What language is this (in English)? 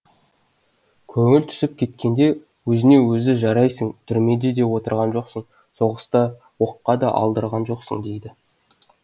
Kazakh